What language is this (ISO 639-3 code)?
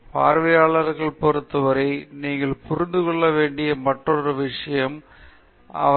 tam